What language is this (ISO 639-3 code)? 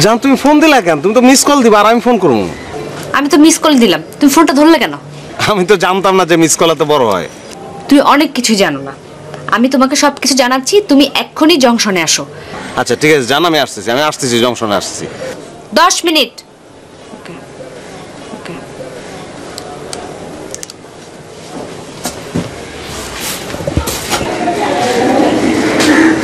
hin